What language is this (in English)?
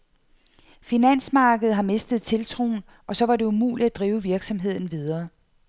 Danish